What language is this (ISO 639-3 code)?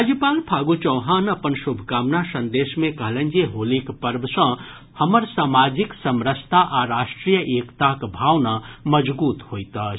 mai